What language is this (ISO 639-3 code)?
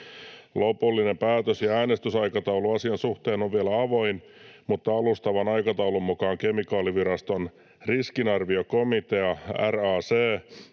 fin